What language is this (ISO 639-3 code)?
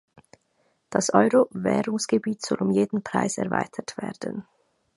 deu